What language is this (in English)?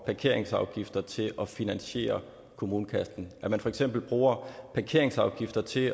Danish